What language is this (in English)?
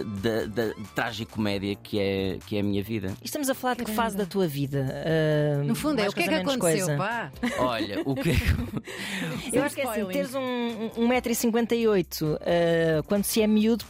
Portuguese